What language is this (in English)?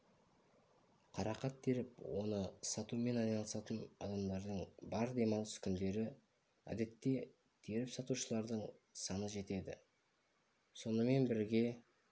Kazakh